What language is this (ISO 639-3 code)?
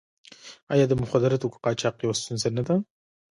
pus